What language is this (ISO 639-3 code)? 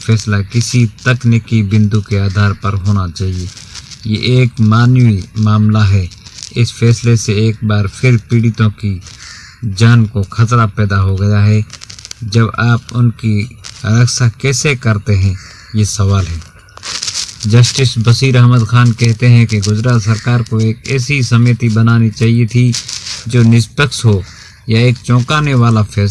hin